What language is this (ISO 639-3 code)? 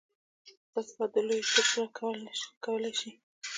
pus